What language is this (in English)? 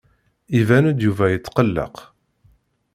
Kabyle